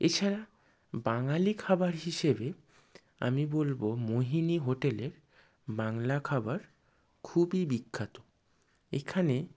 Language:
Bangla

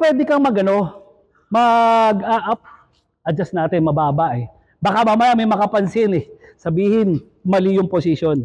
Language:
Filipino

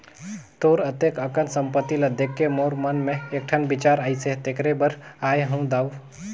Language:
Chhattisgarhi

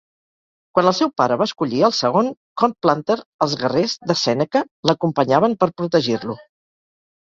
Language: Catalan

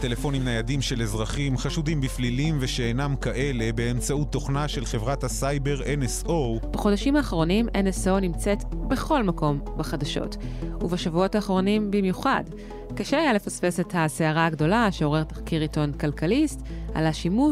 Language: Hebrew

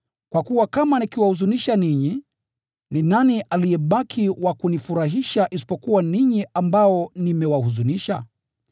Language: Swahili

